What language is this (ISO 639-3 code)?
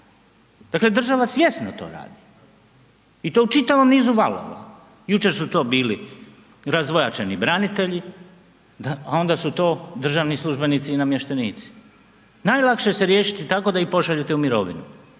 hrv